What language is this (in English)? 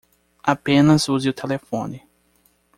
Portuguese